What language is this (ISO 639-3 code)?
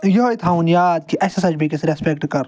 kas